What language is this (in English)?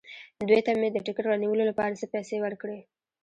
Pashto